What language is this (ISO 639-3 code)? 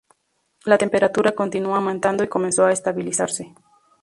spa